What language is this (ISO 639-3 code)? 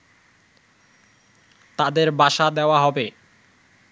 ben